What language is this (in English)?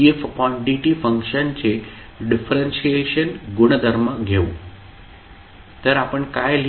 Marathi